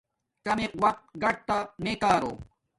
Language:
Domaaki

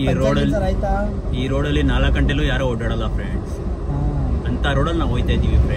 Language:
Kannada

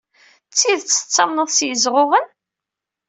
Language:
Kabyle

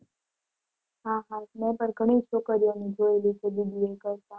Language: Gujarati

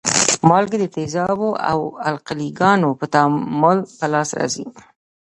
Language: Pashto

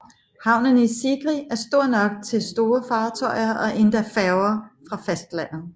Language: Danish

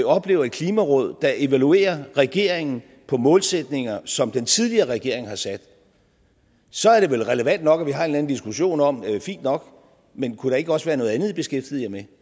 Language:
Danish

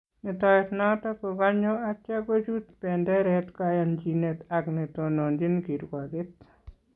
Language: Kalenjin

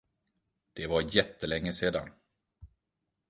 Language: Swedish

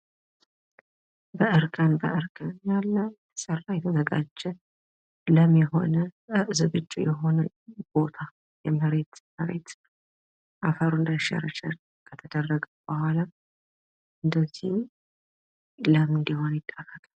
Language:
Amharic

